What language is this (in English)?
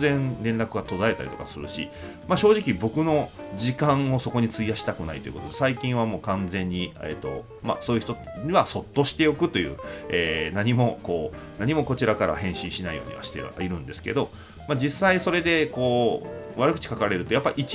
Japanese